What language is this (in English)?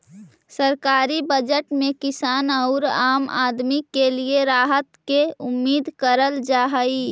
Magahi